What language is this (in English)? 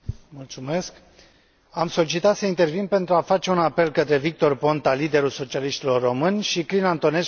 Romanian